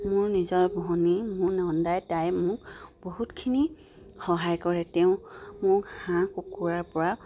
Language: Assamese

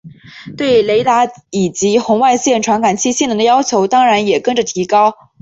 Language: Chinese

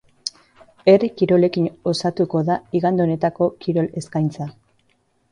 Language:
Basque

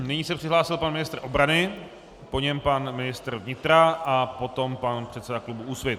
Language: Czech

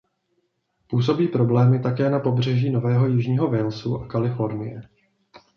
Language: Czech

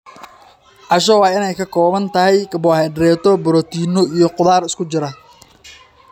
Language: Somali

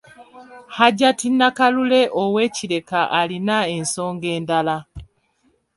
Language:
Ganda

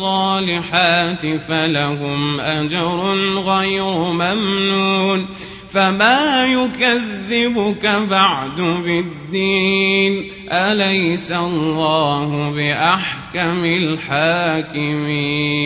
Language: Arabic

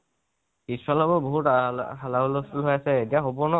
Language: Assamese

